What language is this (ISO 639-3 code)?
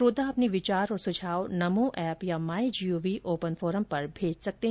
hin